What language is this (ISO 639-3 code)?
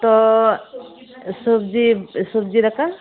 sat